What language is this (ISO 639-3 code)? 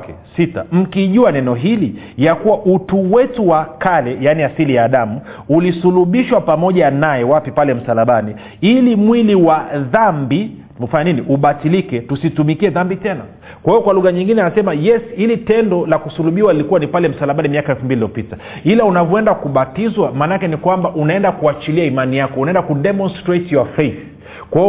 swa